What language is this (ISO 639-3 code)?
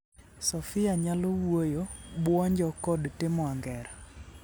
luo